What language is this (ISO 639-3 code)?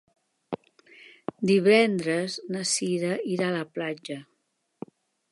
cat